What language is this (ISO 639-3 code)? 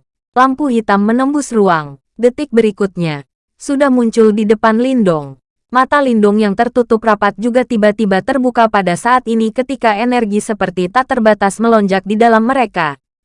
ind